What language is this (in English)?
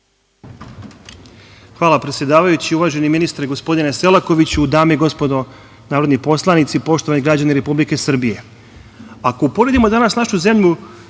Serbian